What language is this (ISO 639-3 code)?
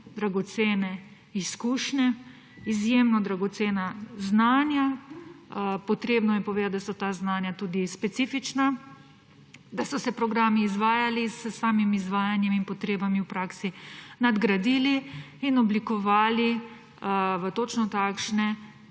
slv